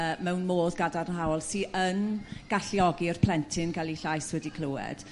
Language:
Welsh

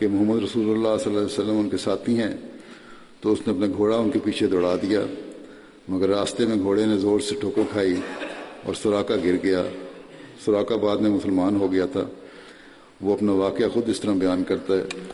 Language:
Urdu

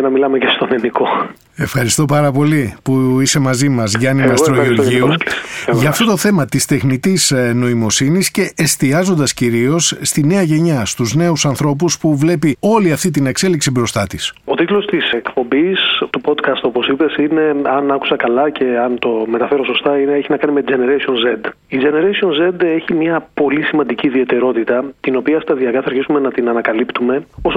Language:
Greek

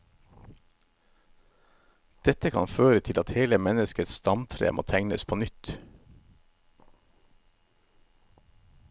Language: Norwegian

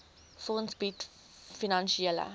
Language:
Afrikaans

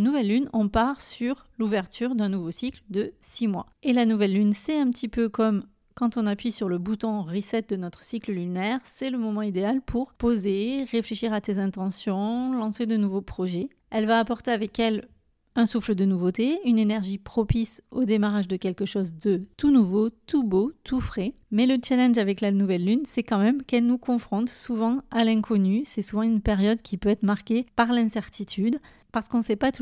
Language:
French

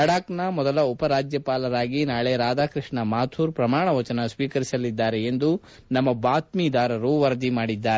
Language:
Kannada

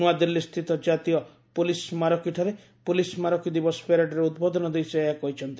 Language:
Odia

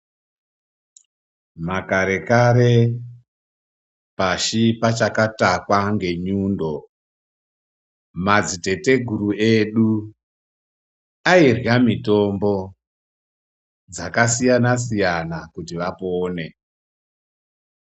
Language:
Ndau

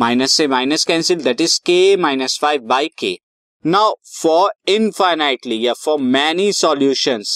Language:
Hindi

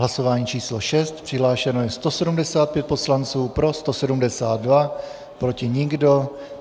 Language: Czech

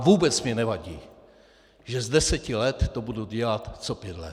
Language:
Czech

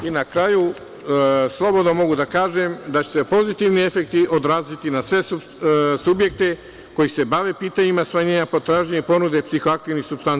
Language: Serbian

